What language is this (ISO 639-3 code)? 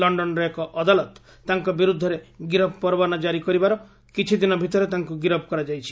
ori